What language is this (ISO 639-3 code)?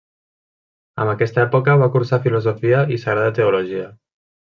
cat